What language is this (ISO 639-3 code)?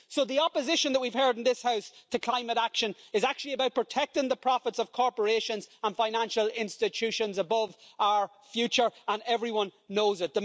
eng